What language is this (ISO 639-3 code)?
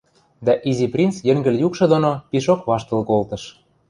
mrj